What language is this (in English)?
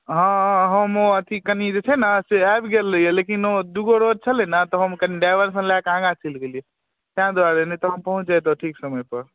Maithili